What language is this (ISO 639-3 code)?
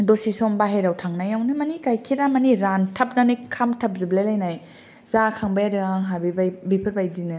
brx